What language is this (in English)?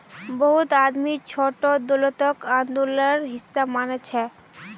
Magahi